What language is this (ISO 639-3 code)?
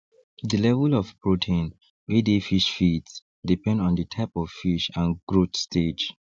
pcm